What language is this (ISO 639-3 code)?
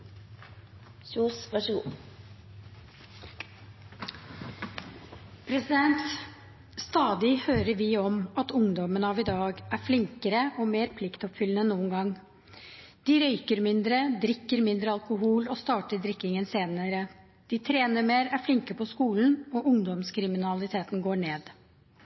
nob